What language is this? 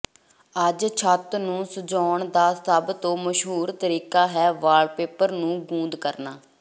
Punjabi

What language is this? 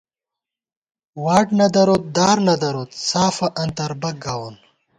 Gawar-Bati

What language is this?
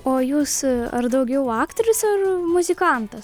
Lithuanian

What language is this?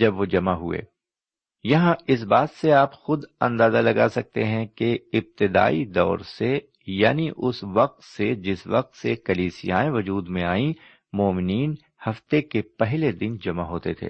Urdu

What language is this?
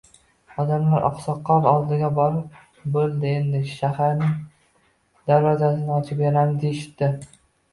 Uzbek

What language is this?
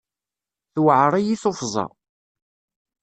Kabyle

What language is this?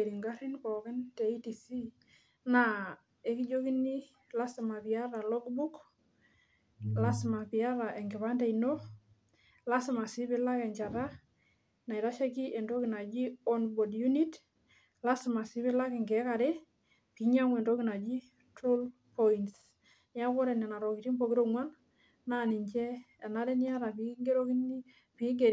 Masai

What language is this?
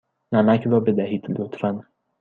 Persian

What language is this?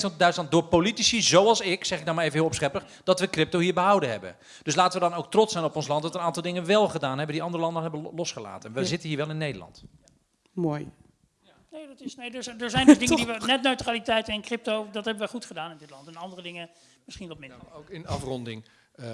Dutch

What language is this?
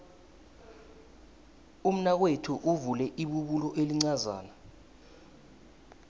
South Ndebele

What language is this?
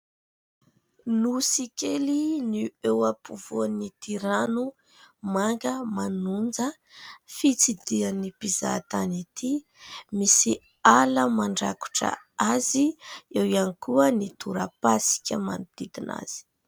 Malagasy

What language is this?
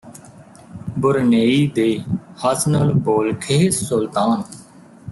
Punjabi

